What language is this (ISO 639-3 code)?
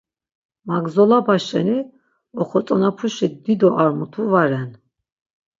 lzz